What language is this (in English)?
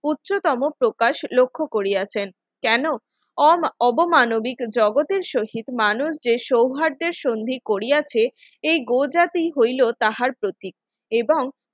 Bangla